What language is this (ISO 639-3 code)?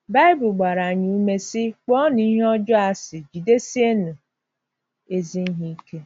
ibo